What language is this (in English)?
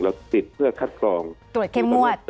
Thai